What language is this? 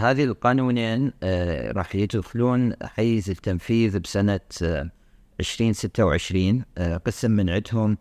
Arabic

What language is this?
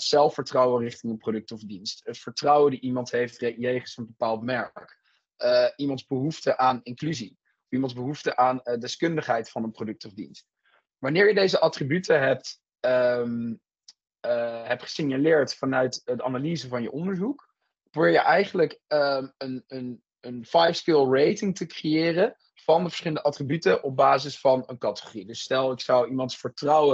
Dutch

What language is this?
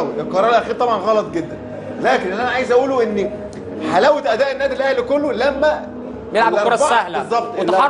Arabic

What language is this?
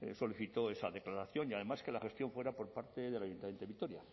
Spanish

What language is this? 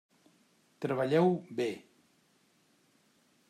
Catalan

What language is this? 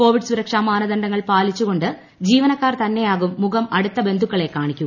Malayalam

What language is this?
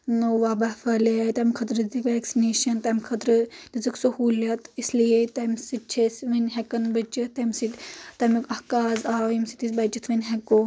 Kashmiri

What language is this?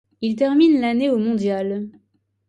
French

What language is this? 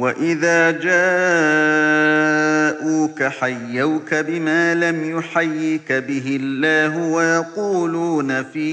Arabic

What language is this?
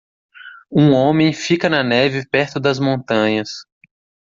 Portuguese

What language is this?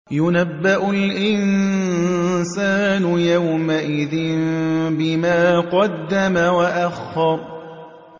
Arabic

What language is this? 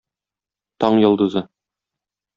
Tatar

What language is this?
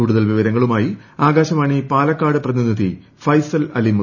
Malayalam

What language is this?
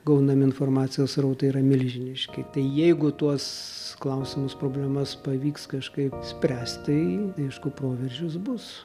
Lithuanian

